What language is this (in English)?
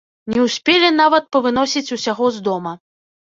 Belarusian